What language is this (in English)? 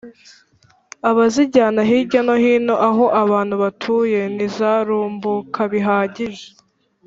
Kinyarwanda